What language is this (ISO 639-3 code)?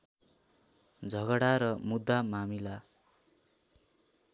nep